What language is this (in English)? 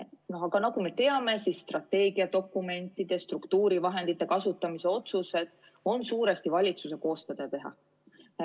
Estonian